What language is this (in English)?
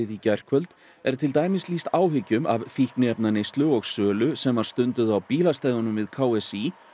Icelandic